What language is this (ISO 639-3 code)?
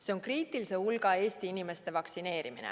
est